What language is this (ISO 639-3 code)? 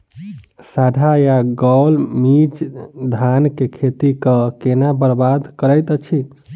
mai